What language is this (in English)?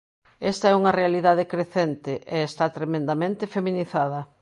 Galician